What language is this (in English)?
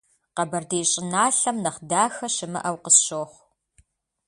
Kabardian